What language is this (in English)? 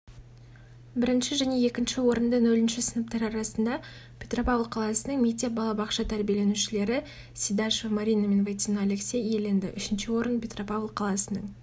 Kazakh